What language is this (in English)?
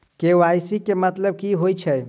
Maithili